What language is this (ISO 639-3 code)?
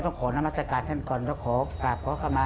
tha